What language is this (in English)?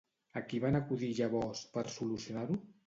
Catalan